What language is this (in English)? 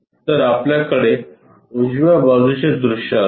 Marathi